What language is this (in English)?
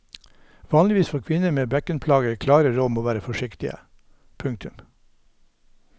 Norwegian